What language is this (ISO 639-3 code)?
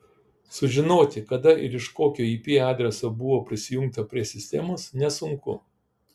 lit